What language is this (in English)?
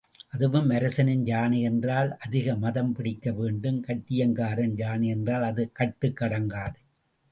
Tamil